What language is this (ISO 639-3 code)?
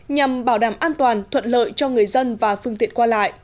vie